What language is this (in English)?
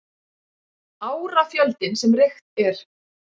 Icelandic